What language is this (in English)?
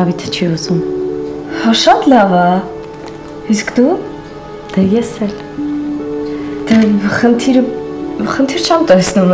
Romanian